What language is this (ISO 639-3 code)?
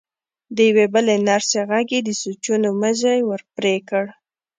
pus